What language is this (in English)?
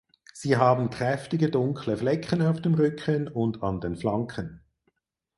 German